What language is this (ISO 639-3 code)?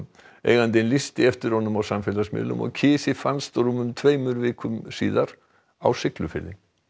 isl